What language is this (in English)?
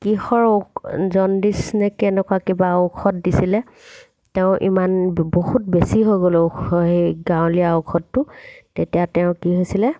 Assamese